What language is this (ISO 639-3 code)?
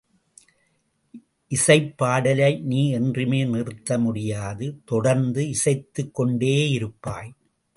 tam